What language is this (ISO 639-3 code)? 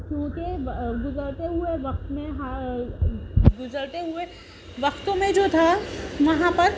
urd